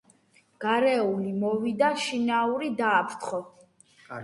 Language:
Georgian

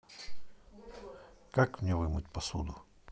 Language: Russian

